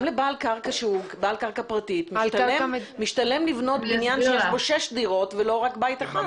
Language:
Hebrew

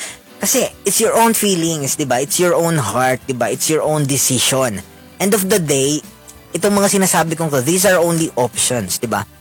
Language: Filipino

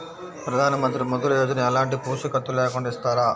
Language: Telugu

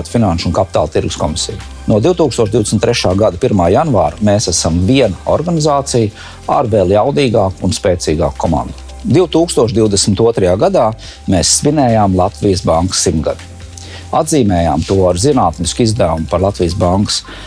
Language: Latvian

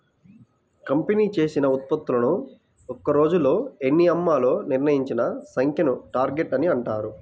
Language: Telugu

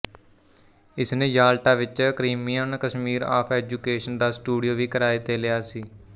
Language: Punjabi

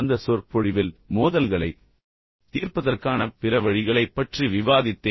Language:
Tamil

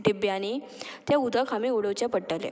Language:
Konkani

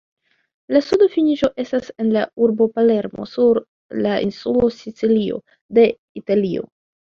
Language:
Esperanto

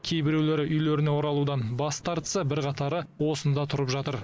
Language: Kazakh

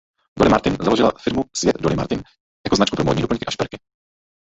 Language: Czech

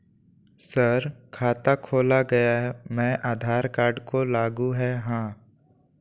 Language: Magahi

